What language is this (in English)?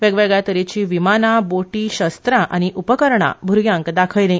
Konkani